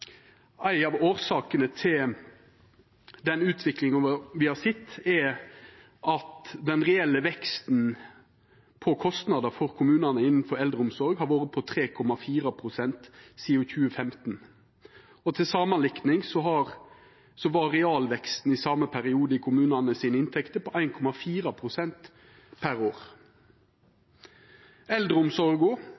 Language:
Norwegian Nynorsk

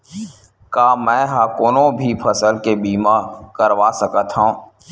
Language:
Chhattisgarhi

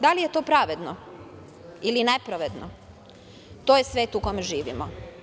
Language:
Serbian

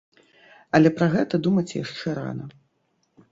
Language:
Belarusian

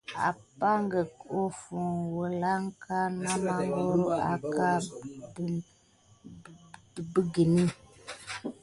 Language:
Gidar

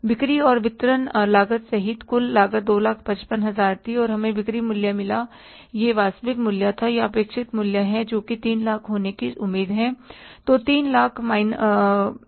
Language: Hindi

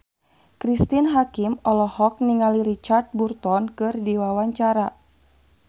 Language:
Sundanese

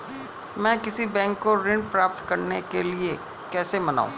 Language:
Hindi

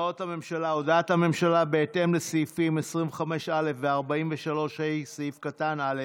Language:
Hebrew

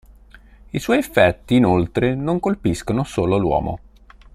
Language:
Italian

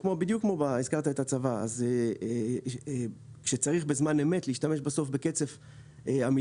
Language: Hebrew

